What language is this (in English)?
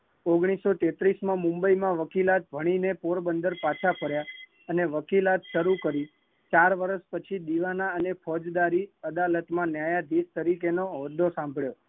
Gujarati